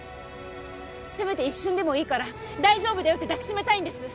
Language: Japanese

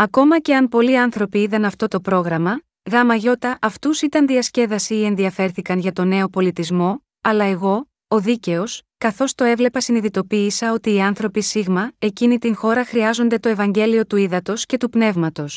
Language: Greek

